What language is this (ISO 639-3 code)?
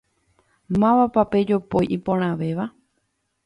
grn